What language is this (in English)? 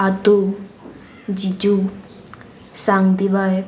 Konkani